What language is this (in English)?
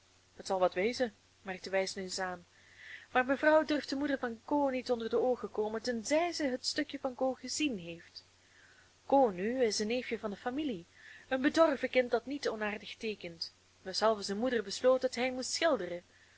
Dutch